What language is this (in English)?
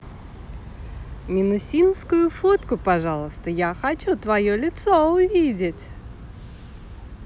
Russian